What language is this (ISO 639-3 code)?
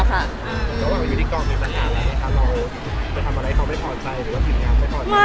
tha